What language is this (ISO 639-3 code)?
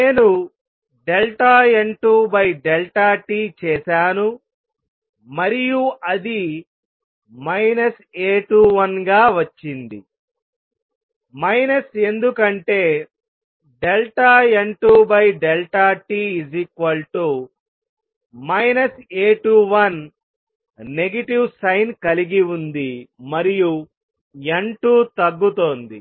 tel